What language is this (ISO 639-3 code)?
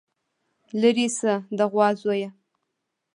pus